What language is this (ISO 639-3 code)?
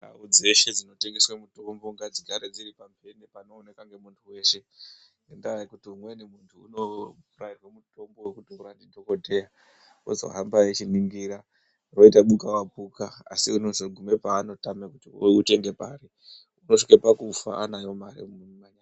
ndc